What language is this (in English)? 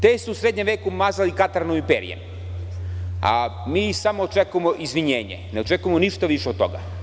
Serbian